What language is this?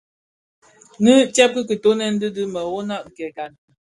Bafia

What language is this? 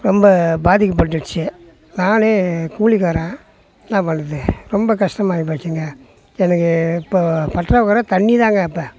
Tamil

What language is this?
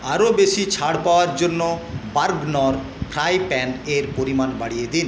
Bangla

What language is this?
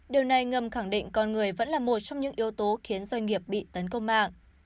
Vietnamese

